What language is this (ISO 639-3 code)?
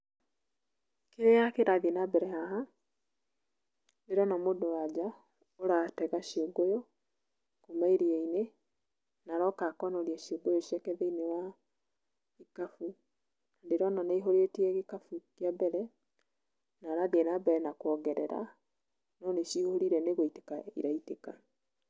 kik